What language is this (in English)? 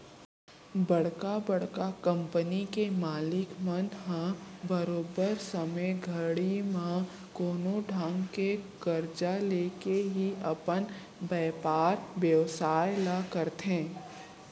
Chhattisgarhi